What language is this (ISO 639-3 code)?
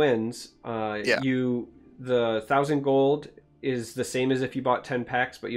eng